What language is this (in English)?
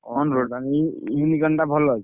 Odia